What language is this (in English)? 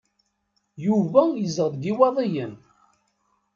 Kabyle